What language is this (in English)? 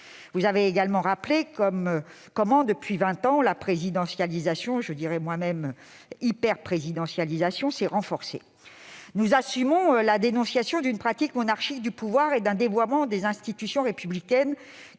French